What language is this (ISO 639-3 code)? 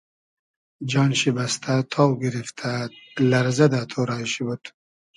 haz